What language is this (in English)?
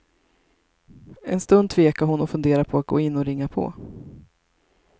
Swedish